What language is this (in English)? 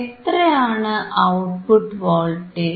Malayalam